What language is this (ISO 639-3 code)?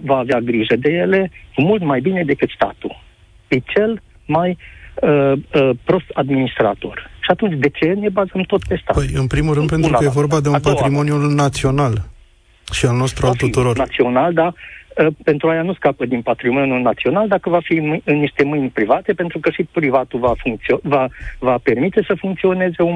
ron